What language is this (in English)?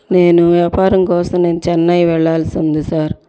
Telugu